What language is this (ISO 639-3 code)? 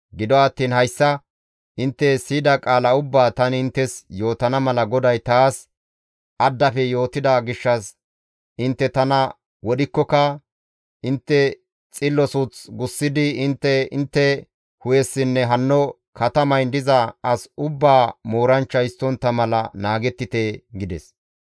gmv